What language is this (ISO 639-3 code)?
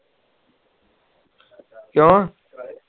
pan